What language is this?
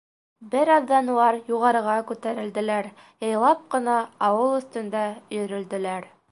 Bashkir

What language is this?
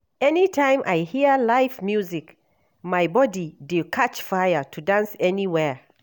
Nigerian Pidgin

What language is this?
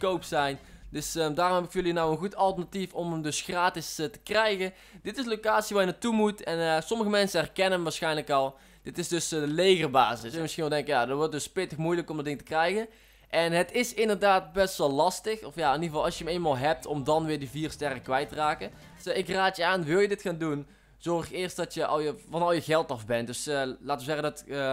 Dutch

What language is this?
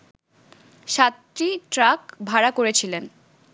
Bangla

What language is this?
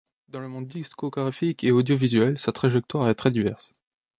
French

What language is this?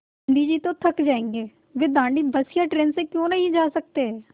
Hindi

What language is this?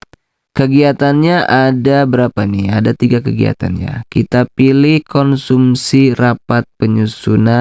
Indonesian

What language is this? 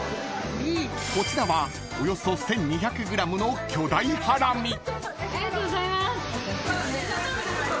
Japanese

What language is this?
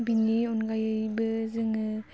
Bodo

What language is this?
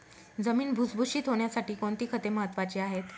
Marathi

